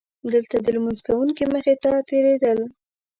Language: Pashto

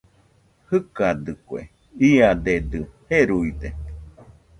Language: Nüpode Huitoto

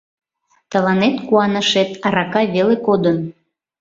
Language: Mari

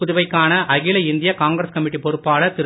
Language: Tamil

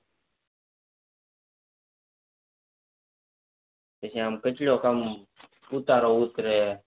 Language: Gujarati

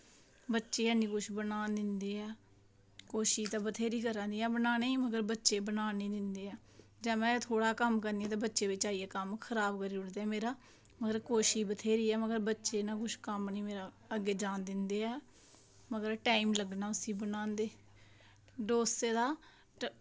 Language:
Dogri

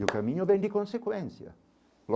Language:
Portuguese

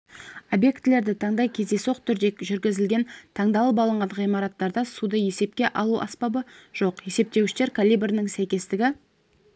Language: Kazakh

